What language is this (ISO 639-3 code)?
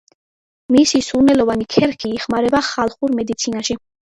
kat